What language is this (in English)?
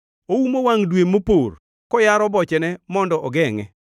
Luo (Kenya and Tanzania)